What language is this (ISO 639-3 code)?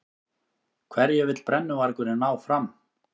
isl